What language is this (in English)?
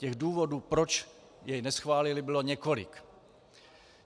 Czech